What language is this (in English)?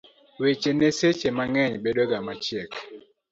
Luo (Kenya and Tanzania)